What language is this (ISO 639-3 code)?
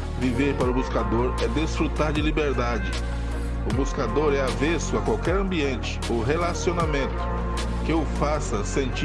por